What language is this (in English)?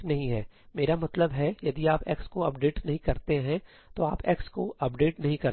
Hindi